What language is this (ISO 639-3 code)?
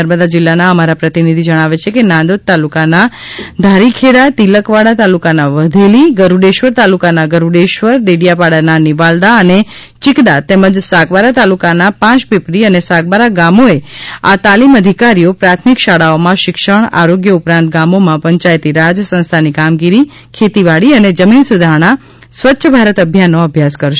guj